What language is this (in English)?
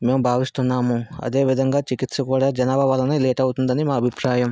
Telugu